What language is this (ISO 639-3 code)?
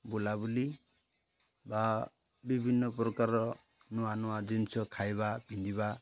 ori